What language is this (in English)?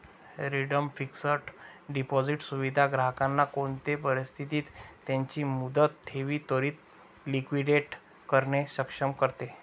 Marathi